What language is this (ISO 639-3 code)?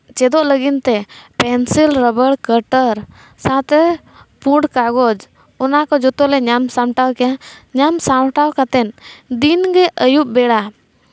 sat